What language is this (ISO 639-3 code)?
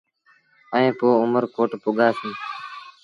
sbn